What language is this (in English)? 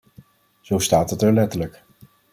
Dutch